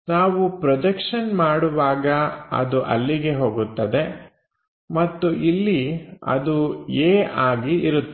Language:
Kannada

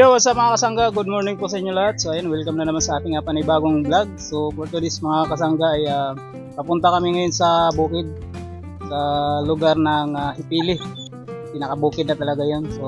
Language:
Filipino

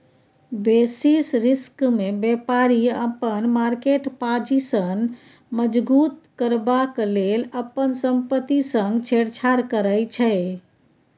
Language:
Maithili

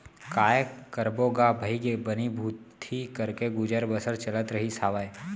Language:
Chhattisgarhi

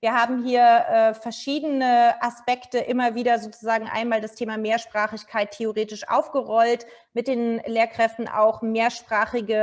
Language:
German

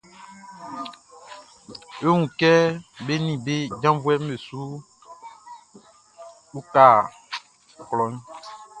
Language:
Baoulé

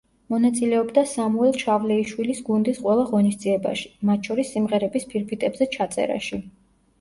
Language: Georgian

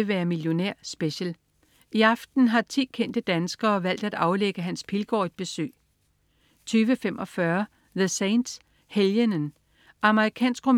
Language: Danish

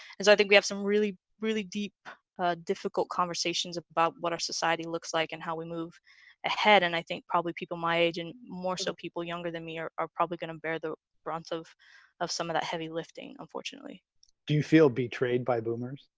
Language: English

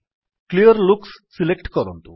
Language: Odia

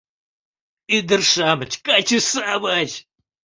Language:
Mari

